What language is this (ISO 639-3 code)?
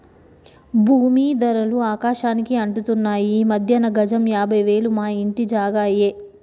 tel